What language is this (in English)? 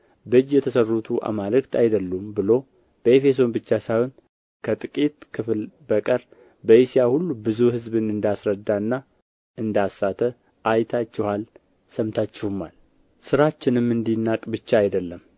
Amharic